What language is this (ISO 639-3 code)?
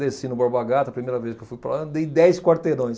por